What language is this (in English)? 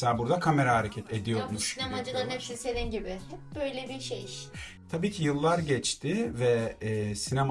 Turkish